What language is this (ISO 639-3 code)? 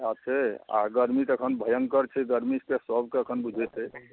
mai